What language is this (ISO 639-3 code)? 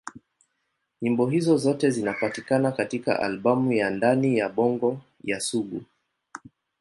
swa